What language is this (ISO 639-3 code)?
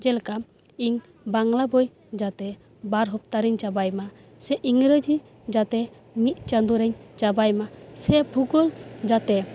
sat